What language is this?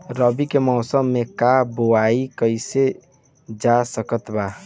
Bhojpuri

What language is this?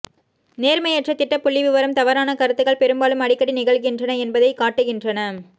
Tamil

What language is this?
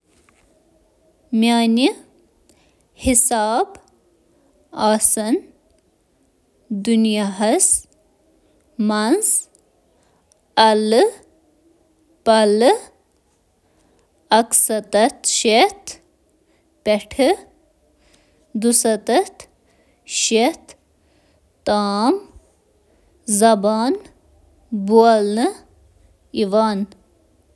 Kashmiri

